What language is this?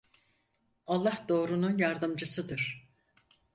Turkish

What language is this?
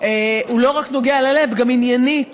Hebrew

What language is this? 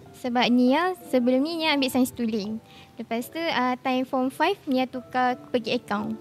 Malay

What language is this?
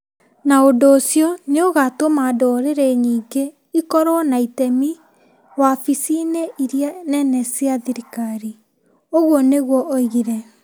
Kikuyu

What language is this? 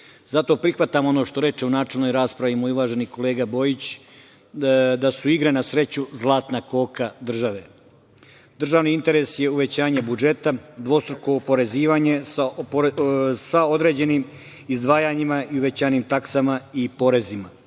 Serbian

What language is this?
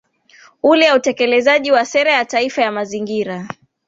Swahili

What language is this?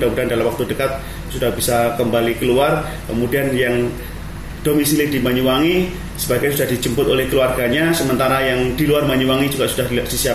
Indonesian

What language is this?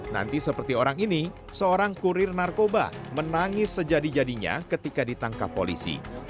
Indonesian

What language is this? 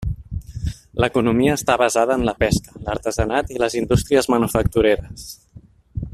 Catalan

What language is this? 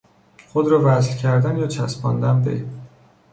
Persian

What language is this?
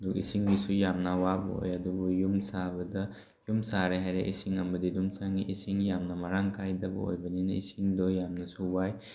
Manipuri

